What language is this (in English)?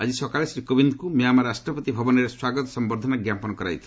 Odia